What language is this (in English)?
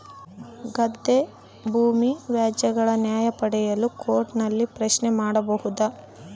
Kannada